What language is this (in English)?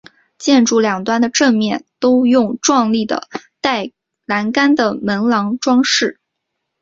Chinese